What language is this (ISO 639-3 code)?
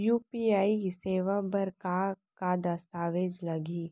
hne